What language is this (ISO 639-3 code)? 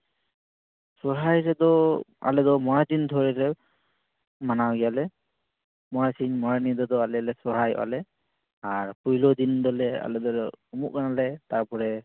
sat